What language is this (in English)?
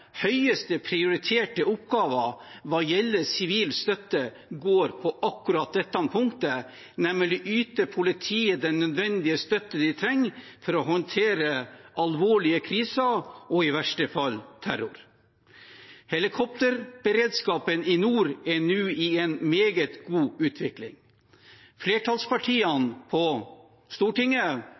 Norwegian Bokmål